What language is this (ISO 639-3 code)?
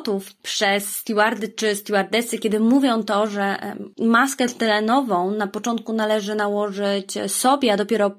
pol